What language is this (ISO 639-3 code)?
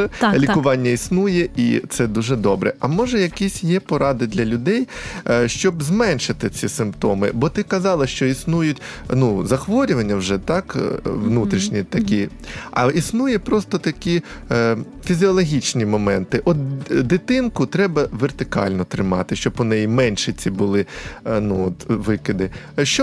ukr